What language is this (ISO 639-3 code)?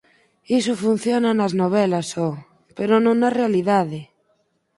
glg